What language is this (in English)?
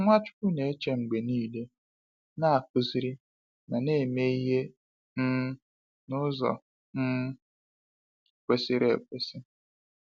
Igbo